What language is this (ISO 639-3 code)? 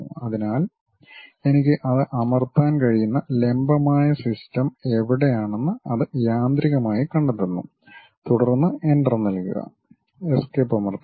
mal